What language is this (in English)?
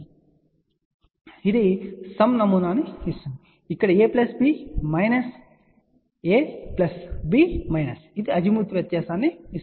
Telugu